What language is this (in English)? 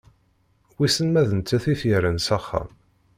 Kabyle